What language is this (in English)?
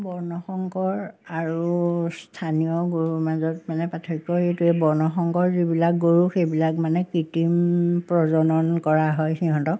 Assamese